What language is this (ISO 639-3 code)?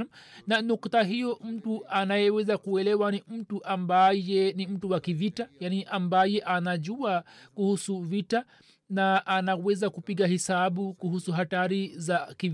swa